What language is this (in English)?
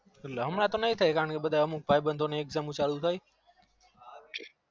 Gujarati